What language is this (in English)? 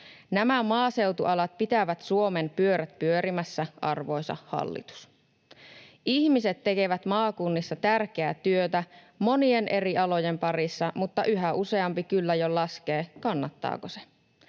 Finnish